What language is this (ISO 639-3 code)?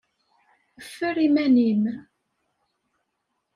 kab